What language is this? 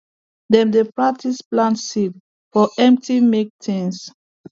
Nigerian Pidgin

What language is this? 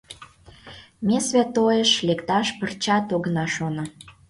Mari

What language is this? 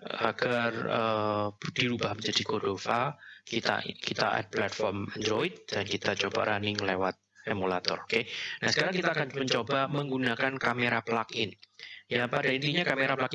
Indonesian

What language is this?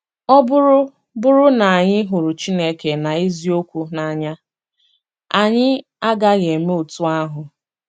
Igbo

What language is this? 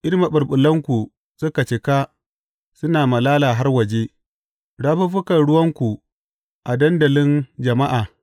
Hausa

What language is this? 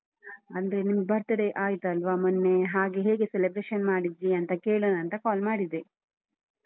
Kannada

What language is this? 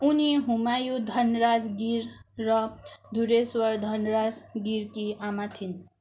Nepali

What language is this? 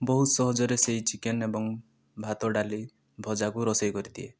Odia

